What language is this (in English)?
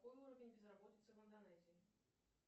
Russian